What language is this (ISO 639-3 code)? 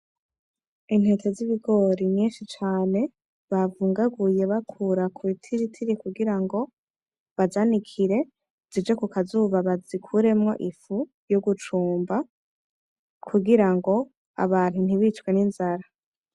run